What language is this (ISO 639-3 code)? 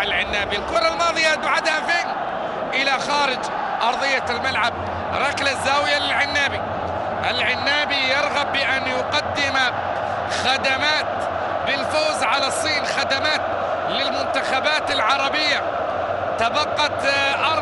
ara